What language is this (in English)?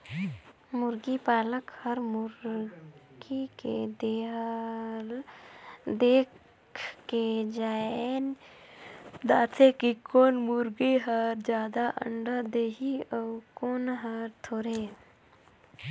Chhattisgarhi